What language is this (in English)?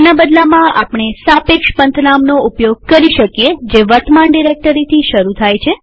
Gujarati